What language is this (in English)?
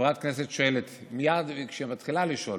Hebrew